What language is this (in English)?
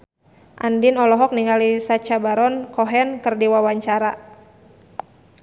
Sundanese